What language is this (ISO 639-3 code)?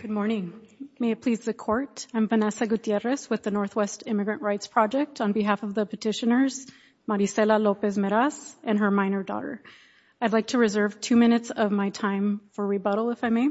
eng